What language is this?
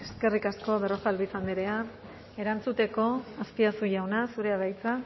Basque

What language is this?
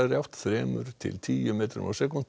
Icelandic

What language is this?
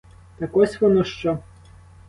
Ukrainian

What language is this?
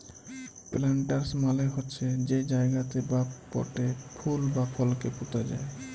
Bangla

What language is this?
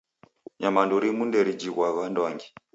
Taita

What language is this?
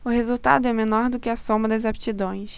Portuguese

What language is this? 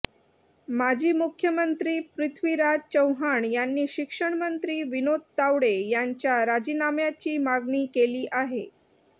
Marathi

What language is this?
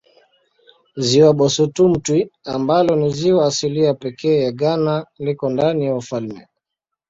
Swahili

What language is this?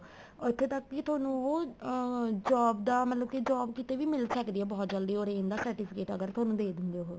Punjabi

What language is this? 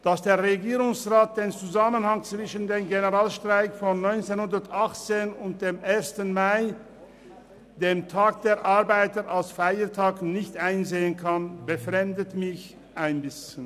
Swiss German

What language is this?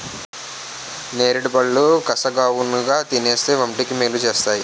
Telugu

